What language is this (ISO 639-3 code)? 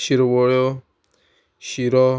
kok